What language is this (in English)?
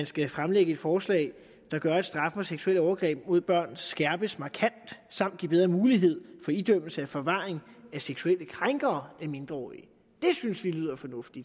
Danish